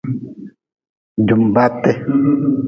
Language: Nawdm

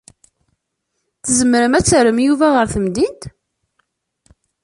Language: Kabyle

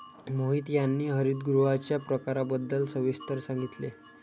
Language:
Marathi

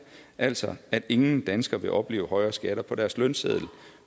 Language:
Danish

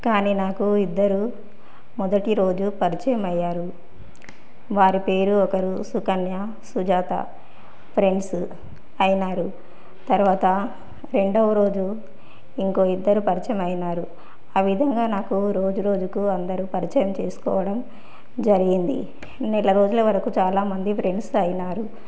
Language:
Telugu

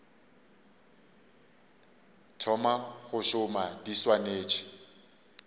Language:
Northern Sotho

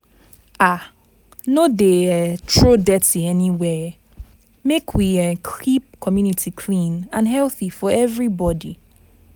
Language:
Nigerian Pidgin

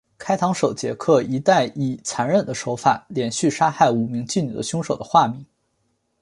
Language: Chinese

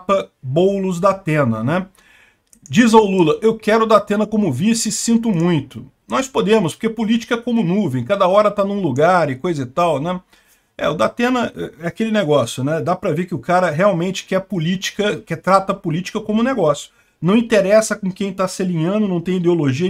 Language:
Portuguese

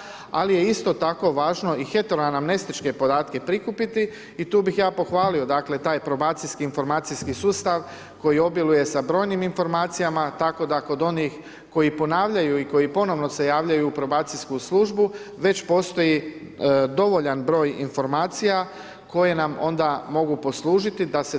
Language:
Croatian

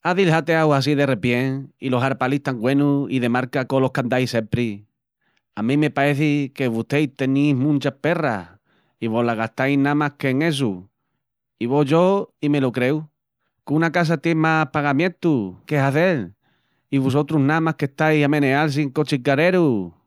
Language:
Extremaduran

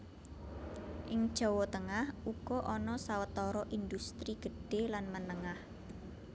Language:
Javanese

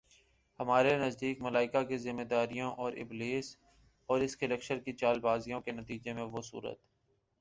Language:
Urdu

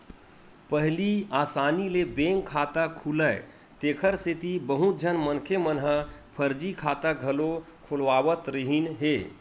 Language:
Chhattisgarhi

